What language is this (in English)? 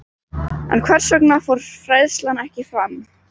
Icelandic